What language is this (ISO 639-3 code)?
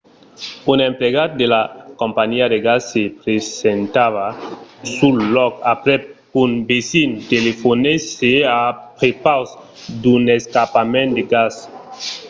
oci